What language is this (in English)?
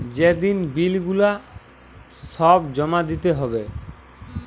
Bangla